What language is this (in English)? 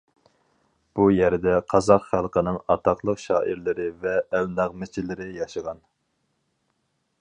Uyghur